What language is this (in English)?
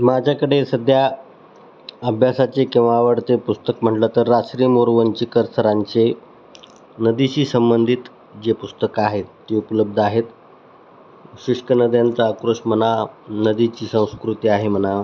Marathi